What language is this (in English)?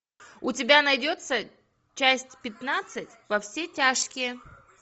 Russian